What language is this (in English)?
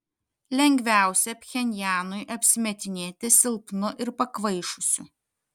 Lithuanian